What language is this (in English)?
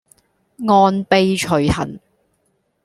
Cantonese